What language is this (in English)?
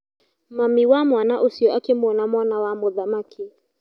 Kikuyu